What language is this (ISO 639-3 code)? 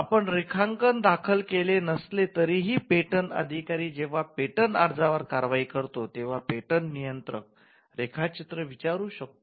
mar